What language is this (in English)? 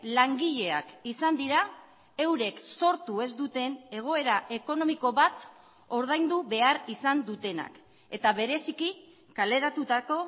Basque